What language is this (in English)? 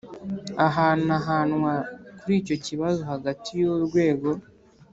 Kinyarwanda